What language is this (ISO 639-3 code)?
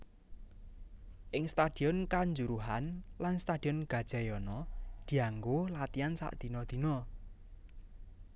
jav